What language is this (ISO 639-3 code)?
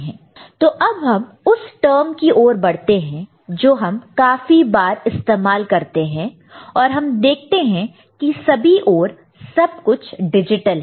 hin